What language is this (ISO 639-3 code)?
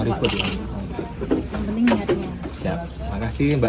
ind